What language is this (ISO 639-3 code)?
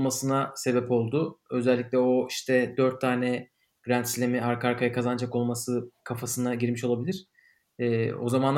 tur